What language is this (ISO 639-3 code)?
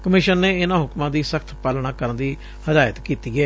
pan